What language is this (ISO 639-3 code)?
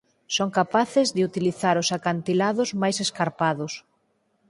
glg